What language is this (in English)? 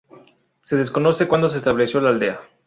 Spanish